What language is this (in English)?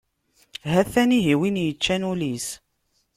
Kabyle